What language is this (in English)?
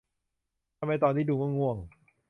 Thai